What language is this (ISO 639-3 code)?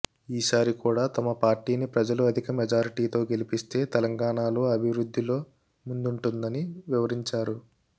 tel